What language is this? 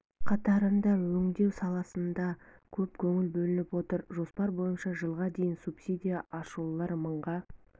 Kazakh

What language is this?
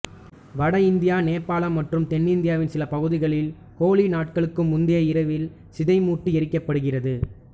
Tamil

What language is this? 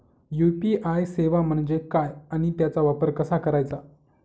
Marathi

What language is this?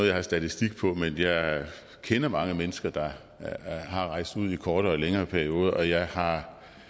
Danish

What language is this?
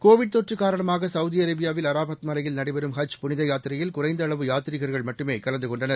Tamil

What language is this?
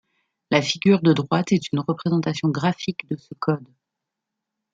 French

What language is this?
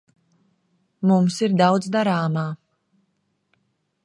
Latvian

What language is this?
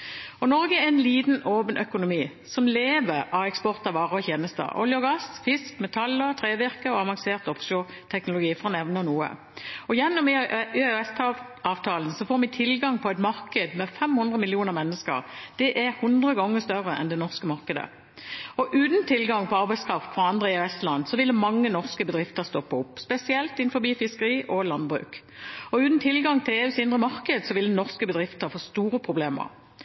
Norwegian Bokmål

